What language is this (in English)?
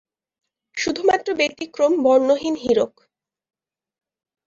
Bangla